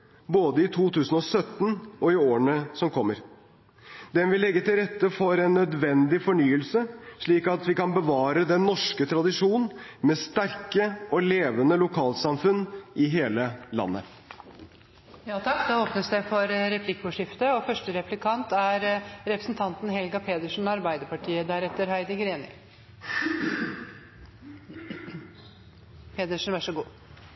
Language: Norwegian Bokmål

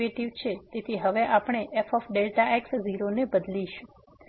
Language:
Gujarati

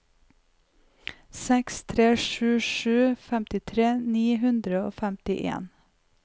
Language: Norwegian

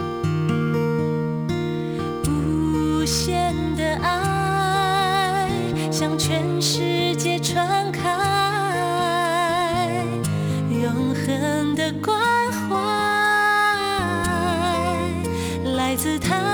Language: Chinese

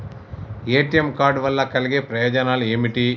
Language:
Telugu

